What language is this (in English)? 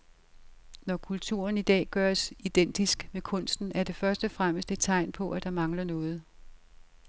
Danish